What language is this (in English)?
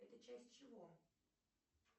Russian